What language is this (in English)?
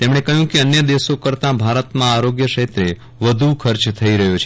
Gujarati